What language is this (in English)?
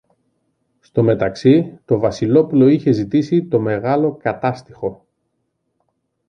Greek